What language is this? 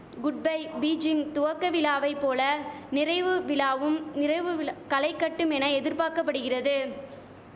Tamil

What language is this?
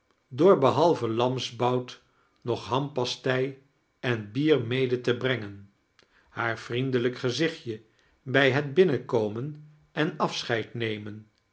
Dutch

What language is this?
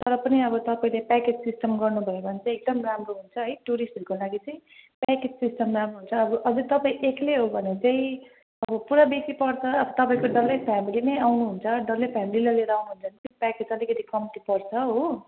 Nepali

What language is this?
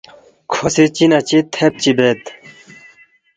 Balti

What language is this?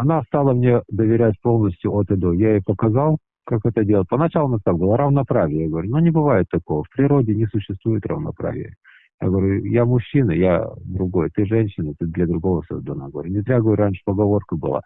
Russian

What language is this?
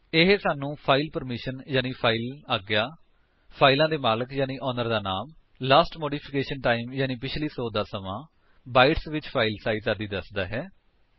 Punjabi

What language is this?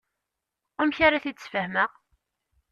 Kabyle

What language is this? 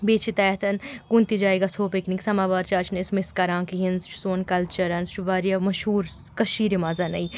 Kashmiri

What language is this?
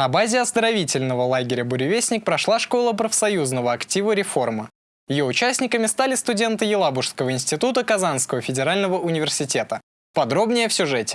Russian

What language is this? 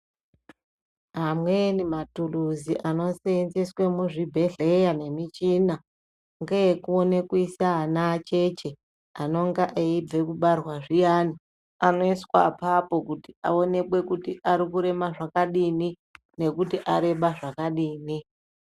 Ndau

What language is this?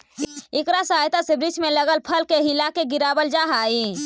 Magahi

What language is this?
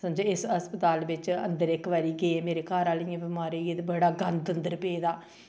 Dogri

